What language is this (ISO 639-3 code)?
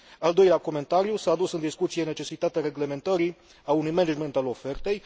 ron